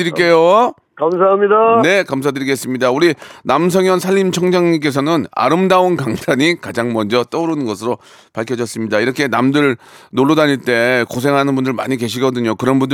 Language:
Korean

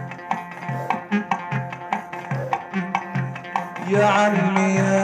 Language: Arabic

